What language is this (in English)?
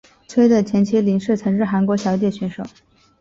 Chinese